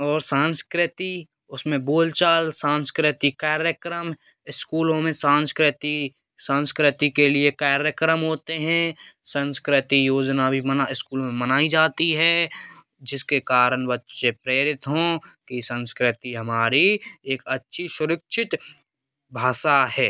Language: Hindi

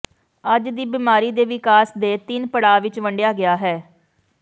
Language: Punjabi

